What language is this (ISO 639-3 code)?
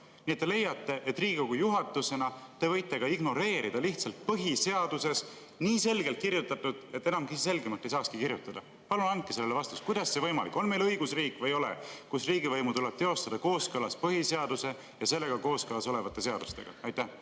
est